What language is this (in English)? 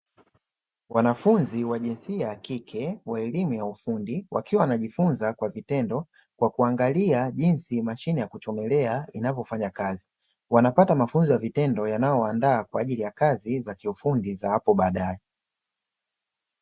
Swahili